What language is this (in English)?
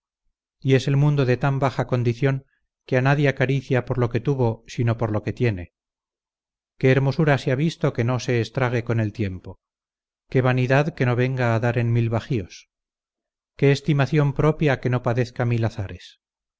Spanish